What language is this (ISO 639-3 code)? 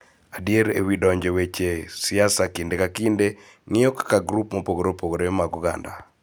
luo